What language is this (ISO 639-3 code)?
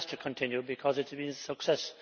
eng